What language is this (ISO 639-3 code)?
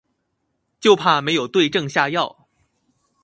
zho